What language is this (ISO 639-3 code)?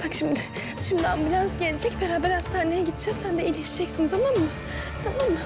tur